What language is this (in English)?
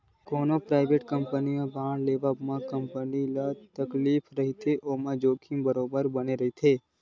Chhattisgarhi